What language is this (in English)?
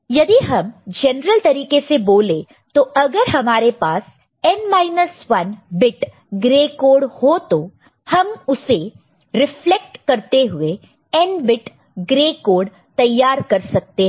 Hindi